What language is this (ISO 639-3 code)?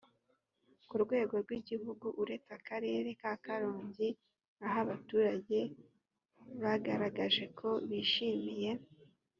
kin